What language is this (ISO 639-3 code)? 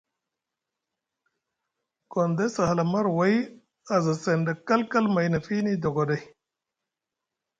mug